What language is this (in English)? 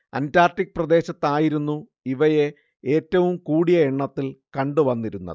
Malayalam